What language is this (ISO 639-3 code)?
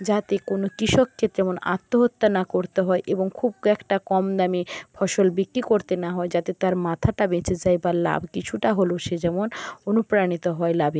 ben